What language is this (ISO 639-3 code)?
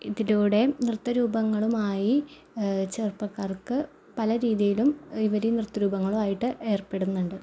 mal